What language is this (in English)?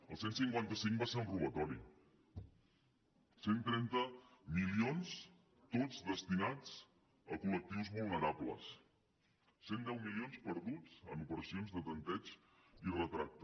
Catalan